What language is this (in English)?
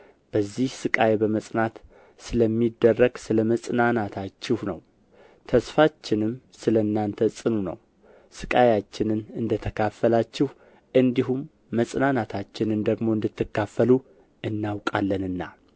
Amharic